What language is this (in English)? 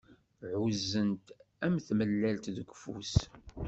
Kabyle